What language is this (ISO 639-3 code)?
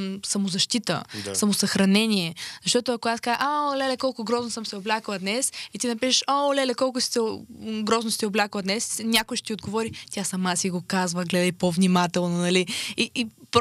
bul